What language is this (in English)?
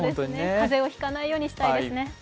Japanese